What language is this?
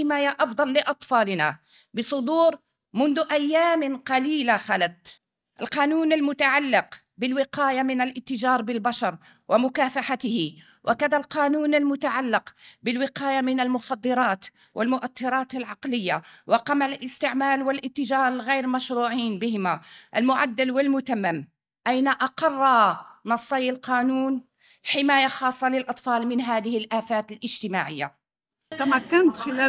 Arabic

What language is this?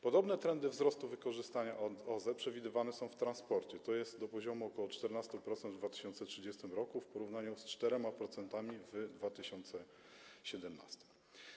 Polish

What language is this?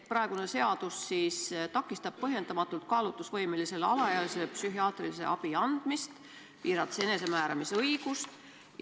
Estonian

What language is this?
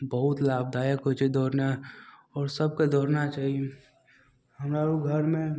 Maithili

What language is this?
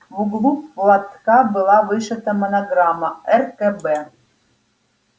Russian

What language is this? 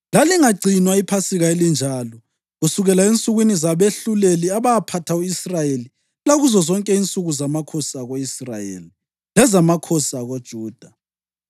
North Ndebele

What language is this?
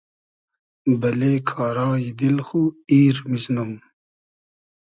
Hazaragi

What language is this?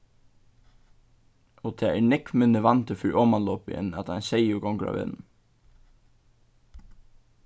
Faroese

